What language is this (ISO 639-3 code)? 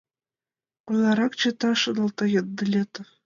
chm